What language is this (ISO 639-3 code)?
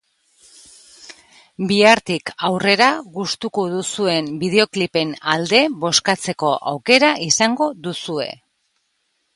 eus